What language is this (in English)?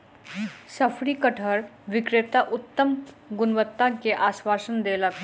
Maithili